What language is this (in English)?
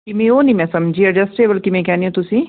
Punjabi